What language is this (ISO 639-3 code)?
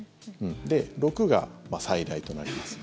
jpn